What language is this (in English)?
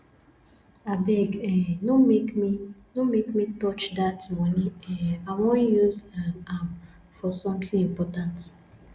Nigerian Pidgin